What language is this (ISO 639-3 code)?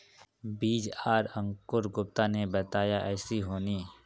mag